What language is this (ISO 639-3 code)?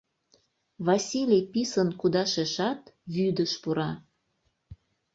chm